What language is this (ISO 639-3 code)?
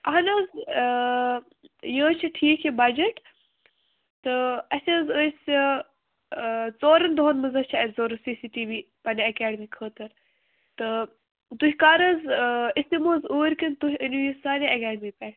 kas